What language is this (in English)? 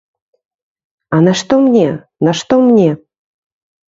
Belarusian